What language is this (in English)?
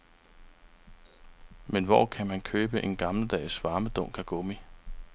Danish